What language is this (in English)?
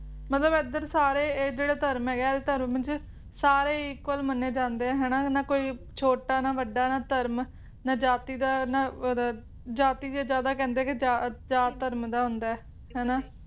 Punjabi